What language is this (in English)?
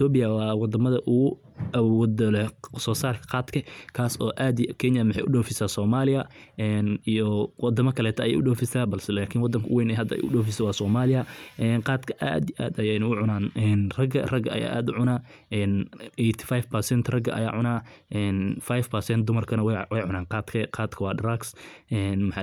Somali